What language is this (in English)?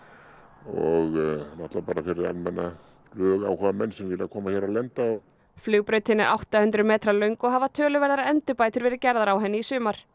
Icelandic